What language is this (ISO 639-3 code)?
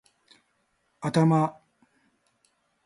jpn